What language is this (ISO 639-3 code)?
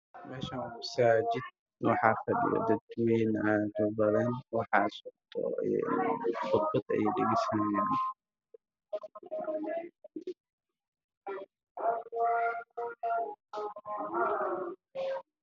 som